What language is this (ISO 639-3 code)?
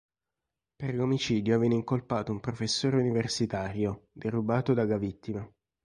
ita